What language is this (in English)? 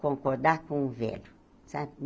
Portuguese